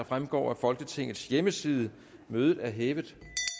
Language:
Danish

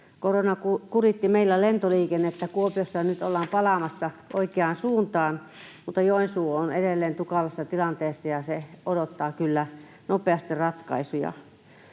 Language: Finnish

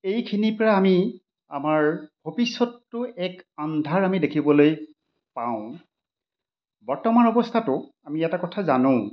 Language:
Assamese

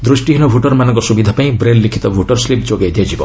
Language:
Odia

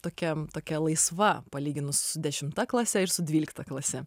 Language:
Lithuanian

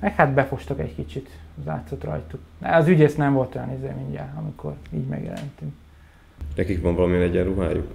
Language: Hungarian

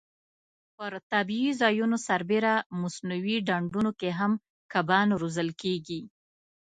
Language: Pashto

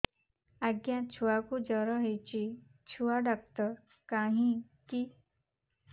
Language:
Odia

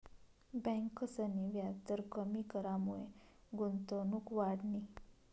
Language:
Marathi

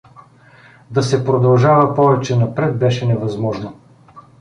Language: Bulgarian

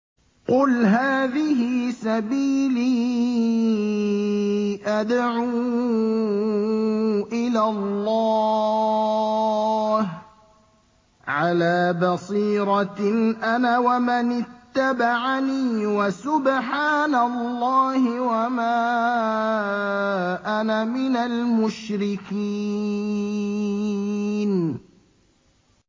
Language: Arabic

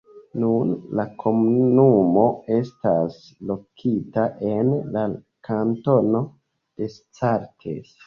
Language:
Esperanto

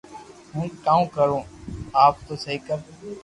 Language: Loarki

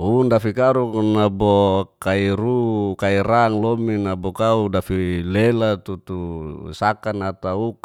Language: Geser-Gorom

